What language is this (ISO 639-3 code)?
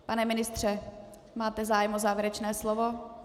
ces